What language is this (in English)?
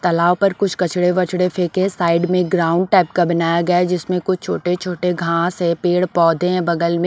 Hindi